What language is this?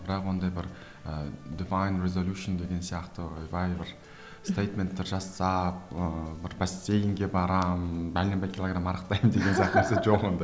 Kazakh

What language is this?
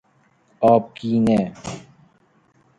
Persian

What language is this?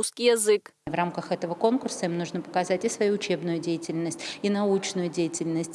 Russian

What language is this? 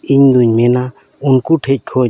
Santali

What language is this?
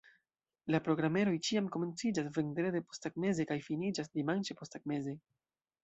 Esperanto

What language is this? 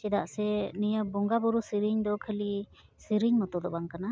Santali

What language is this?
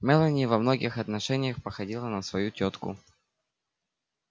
Russian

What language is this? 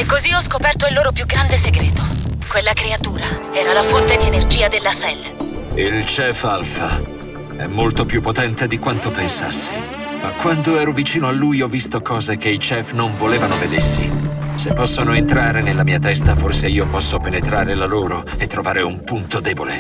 Italian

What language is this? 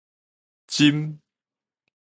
Min Nan Chinese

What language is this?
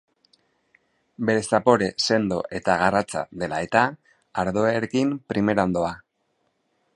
Basque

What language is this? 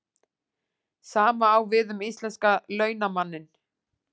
Icelandic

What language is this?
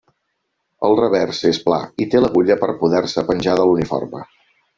Catalan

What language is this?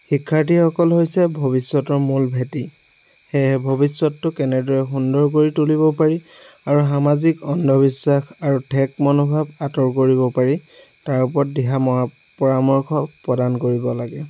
Assamese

